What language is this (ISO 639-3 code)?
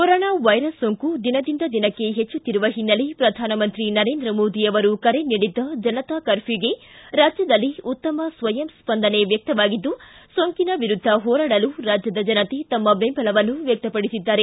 kan